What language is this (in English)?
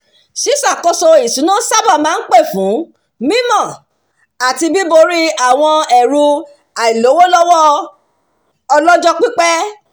Yoruba